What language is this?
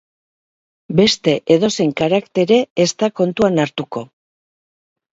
Basque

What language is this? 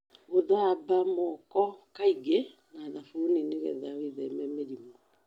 Kikuyu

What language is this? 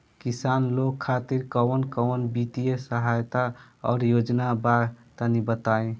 Bhojpuri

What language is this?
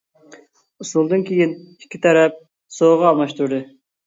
Uyghur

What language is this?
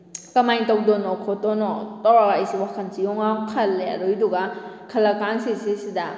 Manipuri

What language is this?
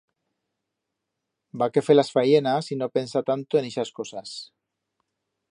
Aragonese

